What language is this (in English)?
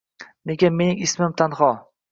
Uzbek